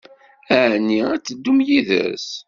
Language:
Kabyle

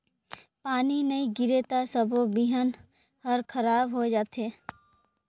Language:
Chhattisgarhi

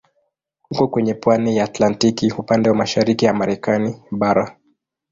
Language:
Swahili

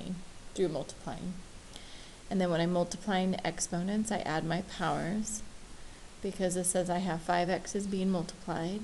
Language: English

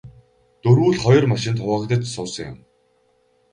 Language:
Mongolian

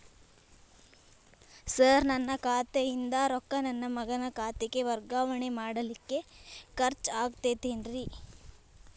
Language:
Kannada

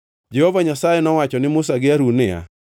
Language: Luo (Kenya and Tanzania)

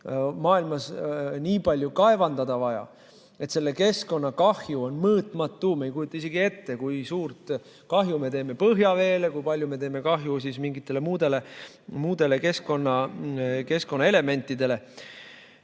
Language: Estonian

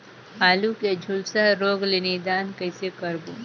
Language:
Chhattisgarhi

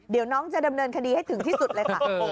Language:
Thai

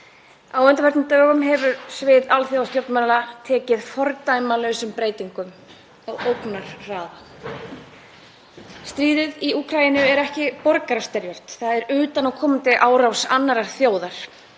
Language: Icelandic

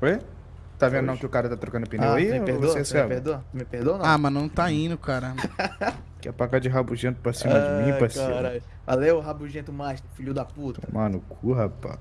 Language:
Portuguese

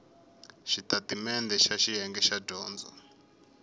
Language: Tsonga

